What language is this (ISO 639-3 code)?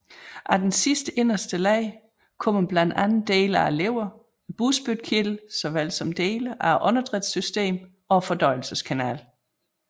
dan